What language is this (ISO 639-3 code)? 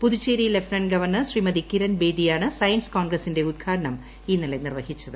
mal